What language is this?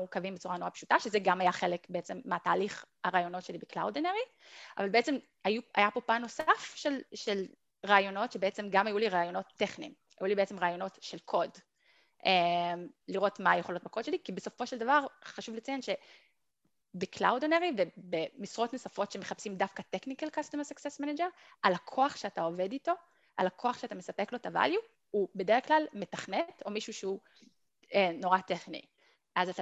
Hebrew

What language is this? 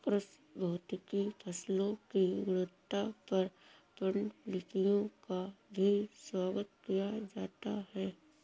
Hindi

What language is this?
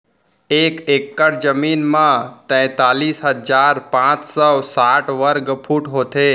Chhattisgarhi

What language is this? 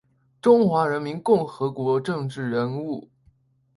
Chinese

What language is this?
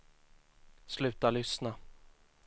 Swedish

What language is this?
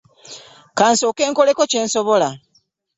Ganda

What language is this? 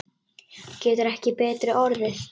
Icelandic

